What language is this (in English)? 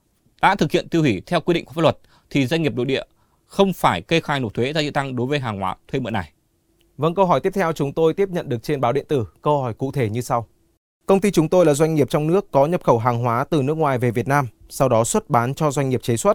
Vietnamese